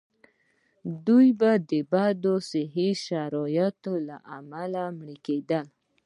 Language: Pashto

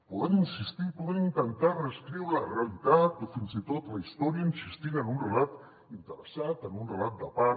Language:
Catalan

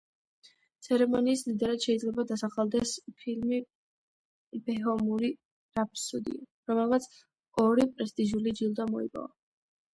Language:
Georgian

